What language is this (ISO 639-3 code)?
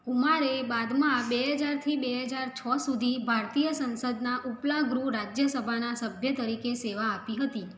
guj